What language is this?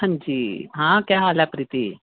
Dogri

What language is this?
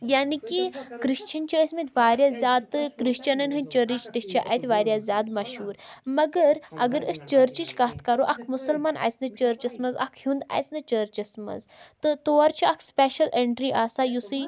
Kashmiri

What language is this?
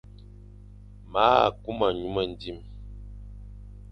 Fang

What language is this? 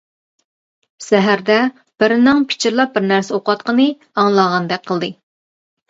Uyghur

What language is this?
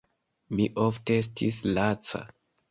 Esperanto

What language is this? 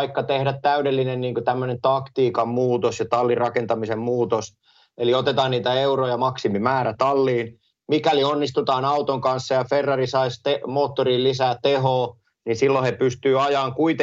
Finnish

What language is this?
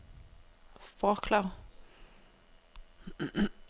Danish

